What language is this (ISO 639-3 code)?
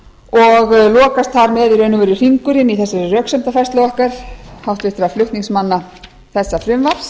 isl